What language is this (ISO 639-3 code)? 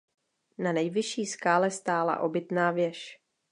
ces